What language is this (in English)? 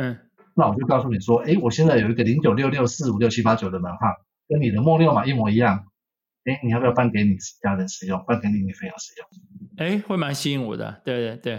Chinese